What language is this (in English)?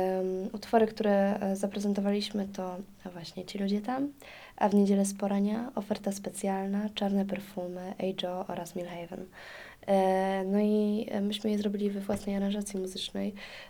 Polish